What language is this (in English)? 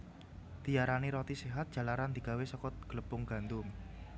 Javanese